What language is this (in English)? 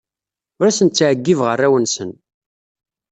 Kabyle